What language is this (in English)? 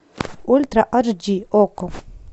Russian